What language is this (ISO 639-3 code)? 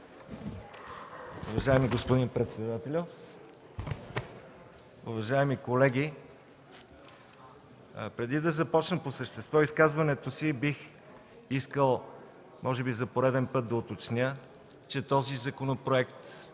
bul